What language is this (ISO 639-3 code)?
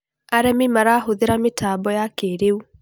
kik